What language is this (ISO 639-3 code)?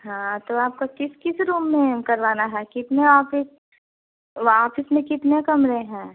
hin